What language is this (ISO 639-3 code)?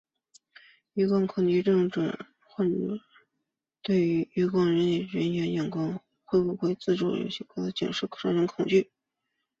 zho